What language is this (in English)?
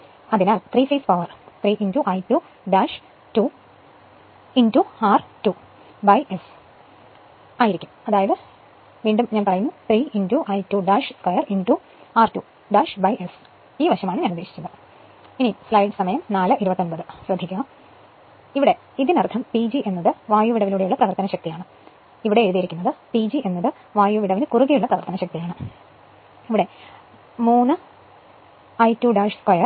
Malayalam